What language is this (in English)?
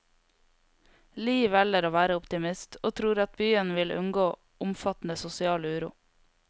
Norwegian